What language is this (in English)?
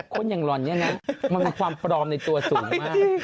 Thai